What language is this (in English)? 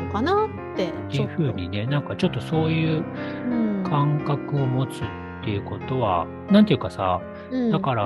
Japanese